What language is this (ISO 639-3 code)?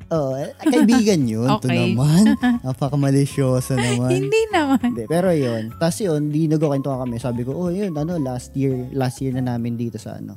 fil